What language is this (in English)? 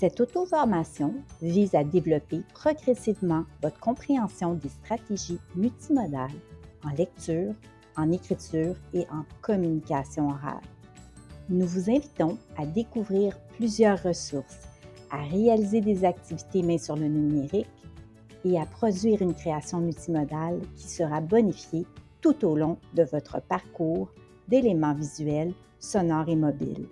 French